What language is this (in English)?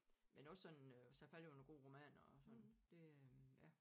Danish